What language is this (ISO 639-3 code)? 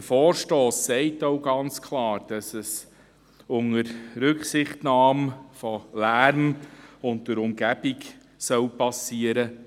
gsw